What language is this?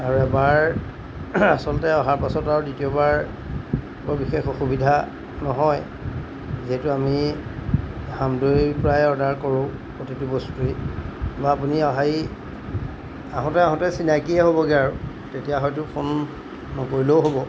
Assamese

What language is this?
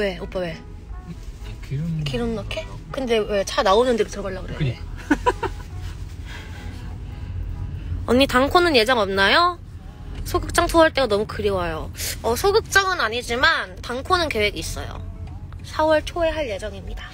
Korean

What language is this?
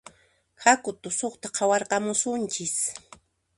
Puno Quechua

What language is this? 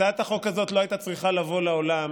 Hebrew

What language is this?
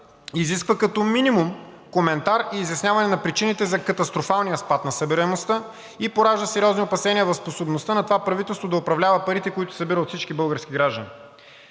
Bulgarian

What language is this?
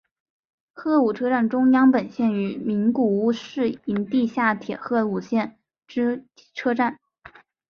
Chinese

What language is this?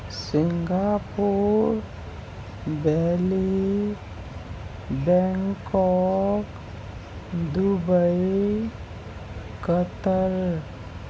Urdu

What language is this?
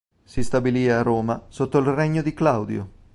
Italian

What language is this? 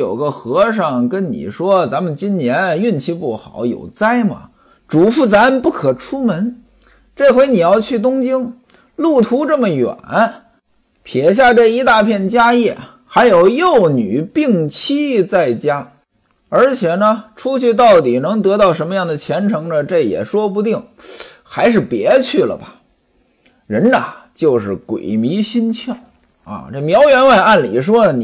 Chinese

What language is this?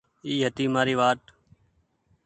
Goaria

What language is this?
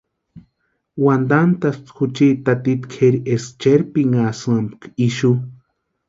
Western Highland Purepecha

